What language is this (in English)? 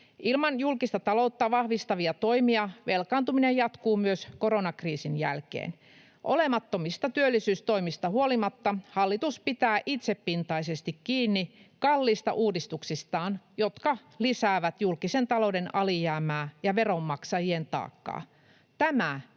Finnish